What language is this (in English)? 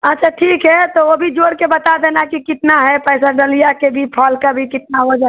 Hindi